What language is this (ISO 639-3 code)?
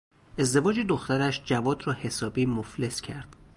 fas